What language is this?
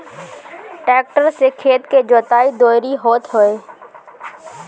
Bhojpuri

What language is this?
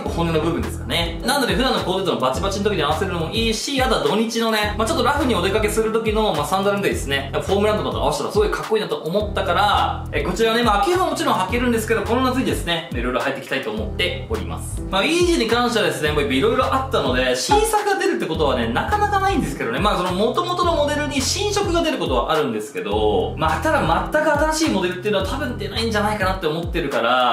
Japanese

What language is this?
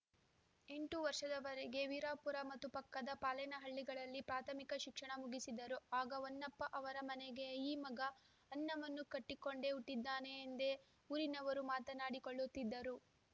Kannada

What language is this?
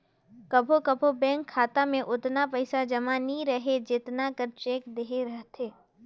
Chhattisgarhi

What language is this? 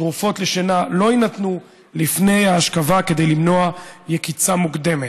Hebrew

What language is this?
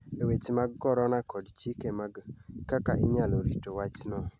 Luo (Kenya and Tanzania)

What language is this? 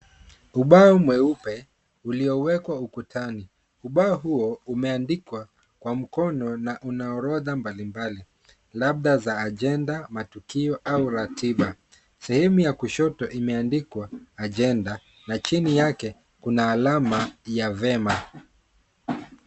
Swahili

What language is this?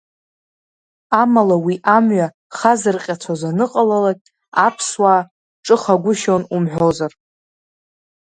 Abkhazian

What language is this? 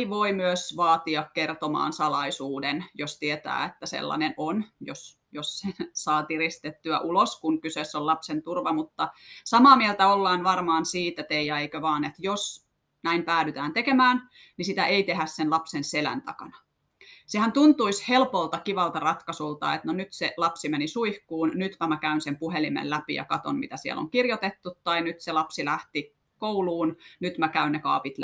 Finnish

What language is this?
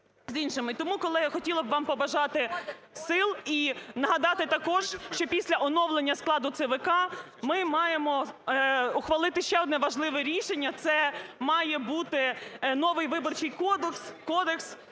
Ukrainian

